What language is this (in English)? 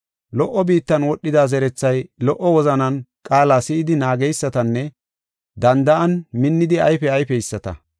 Gofa